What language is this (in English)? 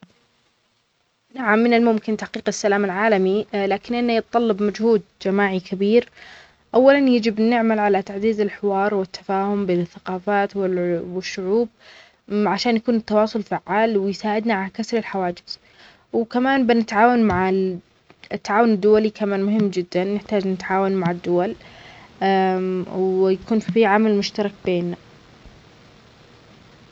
Omani Arabic